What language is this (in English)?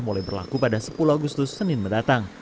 Indonesian